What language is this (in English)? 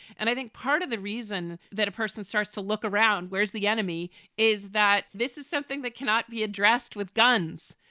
English